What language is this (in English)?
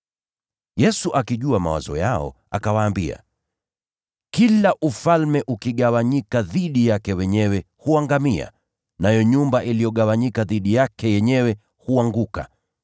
Swahili